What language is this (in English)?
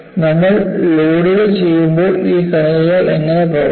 Malayalam